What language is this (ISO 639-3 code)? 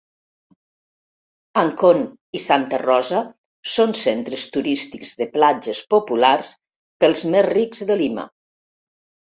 cat